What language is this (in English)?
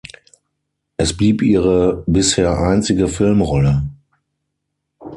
German